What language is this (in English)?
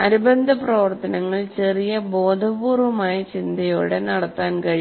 Malayalam